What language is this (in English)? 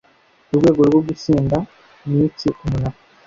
Kinyarwanda